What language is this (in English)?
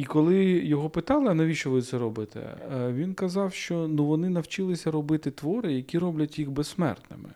Ukrainian